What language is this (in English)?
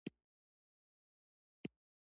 Pashto